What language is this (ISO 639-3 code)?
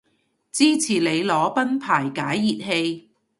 yue